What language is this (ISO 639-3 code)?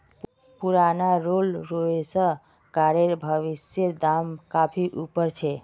mag